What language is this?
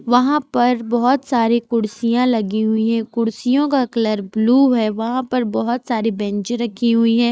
Hindi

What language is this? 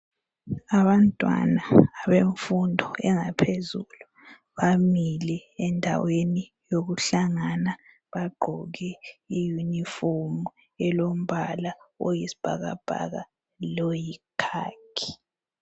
North Ndebele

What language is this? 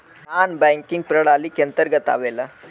Bhojpuri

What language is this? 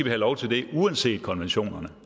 Danish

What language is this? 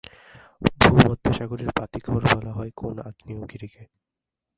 Bangla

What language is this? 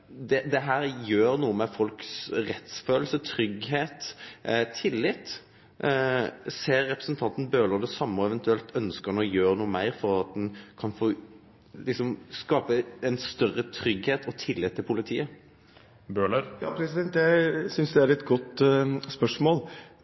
Norwegian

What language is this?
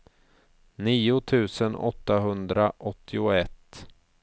Swedish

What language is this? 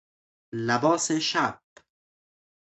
Persian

